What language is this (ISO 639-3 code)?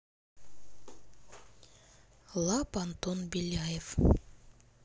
rus